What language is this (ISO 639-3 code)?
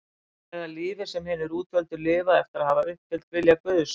isl